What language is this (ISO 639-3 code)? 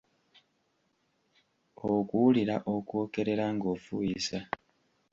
lug